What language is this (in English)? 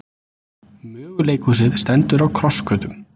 Icelandic